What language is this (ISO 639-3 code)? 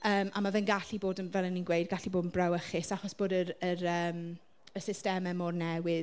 cym